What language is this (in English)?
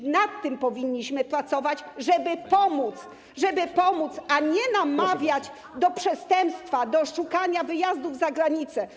Polish